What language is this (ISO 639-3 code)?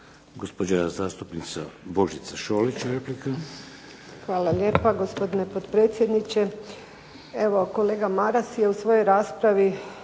hrv